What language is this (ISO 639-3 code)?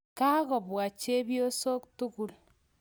kln